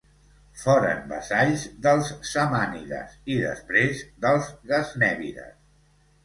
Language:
Catalan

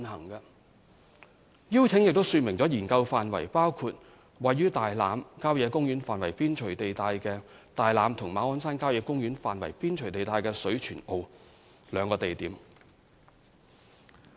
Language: Cantonese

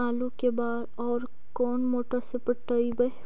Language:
Magahi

